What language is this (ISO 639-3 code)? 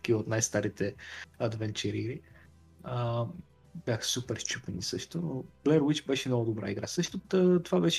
bul